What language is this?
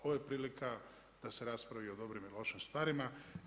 Croatian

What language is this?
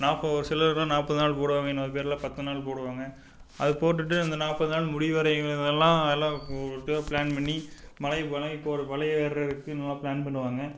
Tamil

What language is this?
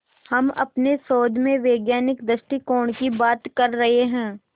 Hindi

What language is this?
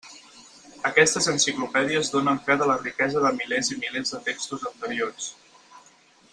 Catalan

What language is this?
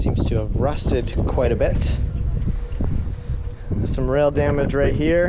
English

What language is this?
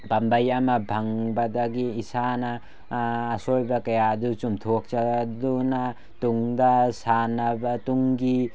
Manipuri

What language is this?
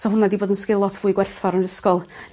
Welsh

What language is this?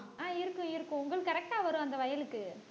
Tamil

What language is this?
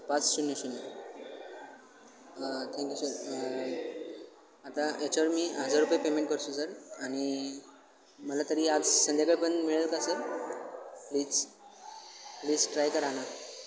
Marathi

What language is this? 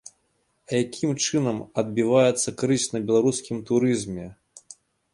Belarusian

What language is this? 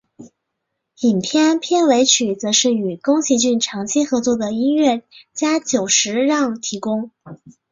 Chinese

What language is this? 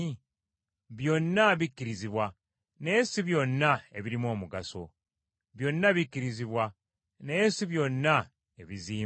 Ganda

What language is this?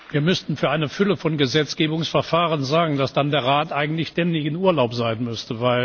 German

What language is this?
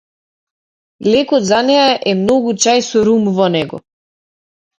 Macedonian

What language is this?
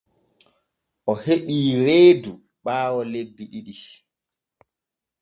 Borgu Fulfulde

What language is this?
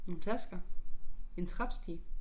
Danish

